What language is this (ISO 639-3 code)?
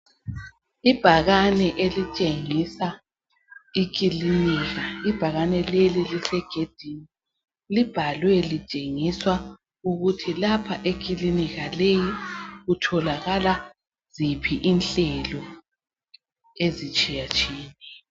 nde